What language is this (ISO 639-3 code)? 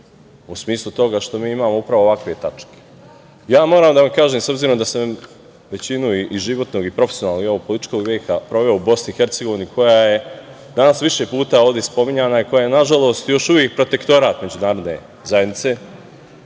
srp